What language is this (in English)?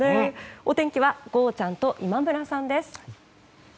Japanese